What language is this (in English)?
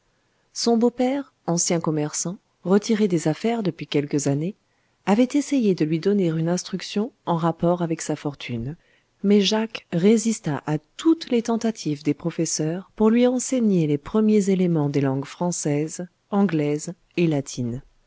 French